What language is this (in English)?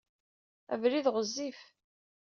Kabyle